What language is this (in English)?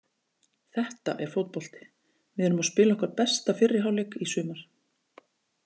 Icelandic